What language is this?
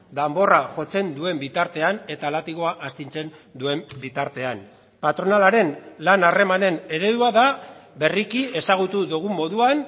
Basque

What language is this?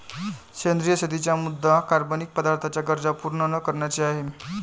Marathi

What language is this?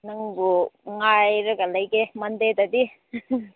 Manipuri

